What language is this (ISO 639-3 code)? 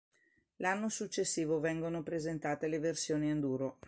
ita